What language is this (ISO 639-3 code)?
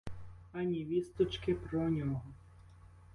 ukr